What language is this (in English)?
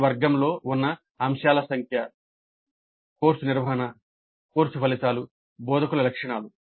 Telugu